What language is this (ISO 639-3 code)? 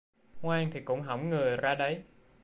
vie